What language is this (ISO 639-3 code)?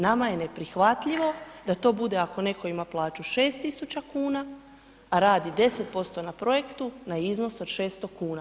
hrv